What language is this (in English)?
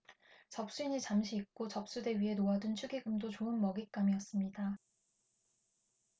Korean